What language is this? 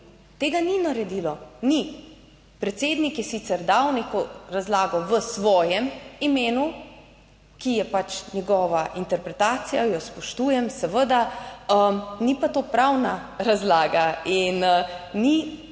Slovenian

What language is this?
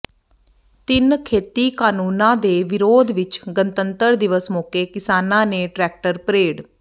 Punjabi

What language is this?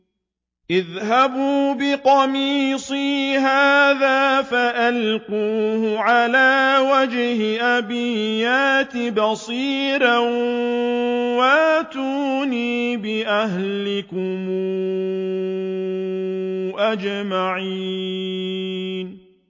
Arabic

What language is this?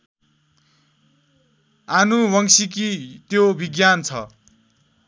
Nepali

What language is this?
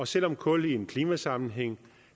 Danish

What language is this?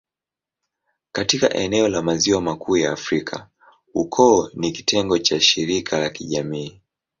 Swahili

